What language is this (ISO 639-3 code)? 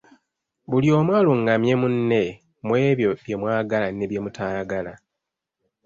lug